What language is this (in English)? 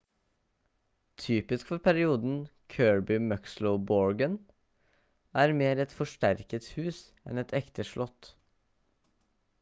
Norwegian Bokmål